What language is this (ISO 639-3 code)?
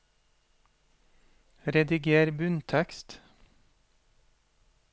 nor